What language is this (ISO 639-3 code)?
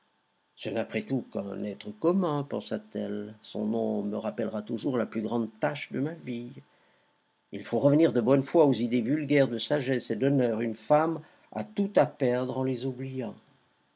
fra